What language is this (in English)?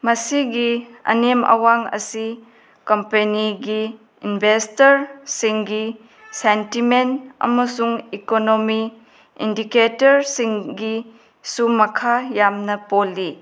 Manipuri